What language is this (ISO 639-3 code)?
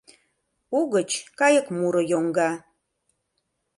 chm